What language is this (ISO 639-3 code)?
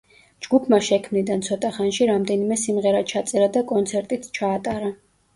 kat